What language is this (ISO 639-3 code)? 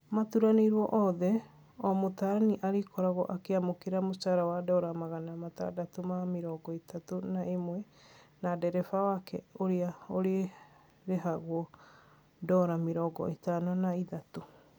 kik